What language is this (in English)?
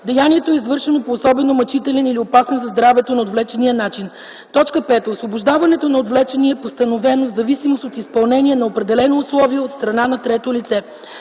Bulgarian